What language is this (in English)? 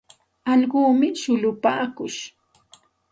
Santa Ana de Tusi Pasco Quechua